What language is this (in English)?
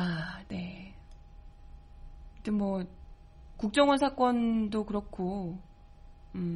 Korean